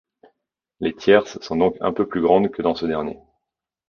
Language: French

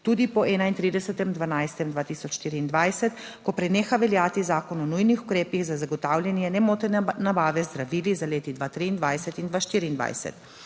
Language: Slovenian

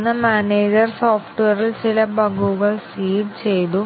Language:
Malayalam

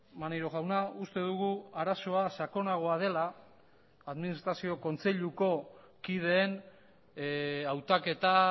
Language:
Basque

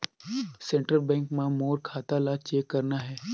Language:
Chhattisgarhi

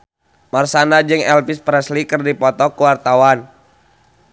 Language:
Sundanese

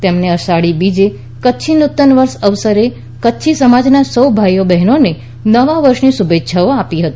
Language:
Gujarati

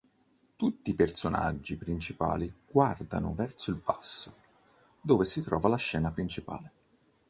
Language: Italian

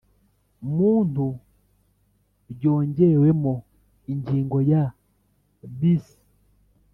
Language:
Kinyarwanda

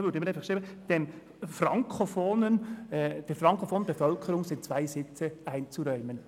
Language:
Swiss German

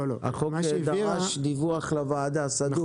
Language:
Hebrew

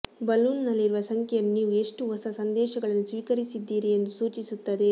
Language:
Kannada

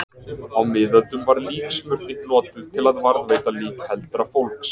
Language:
Icelandic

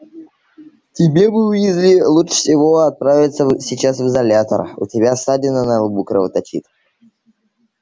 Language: Russian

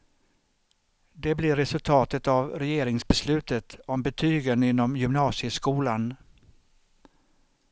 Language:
Swedish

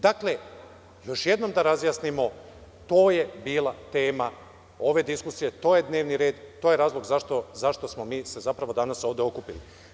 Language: Serbian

